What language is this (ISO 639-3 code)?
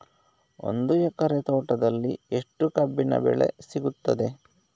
kan